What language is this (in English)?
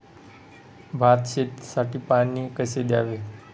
Marathi